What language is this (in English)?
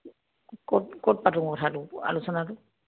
Assamese